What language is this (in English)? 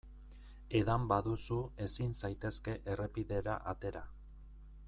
Basque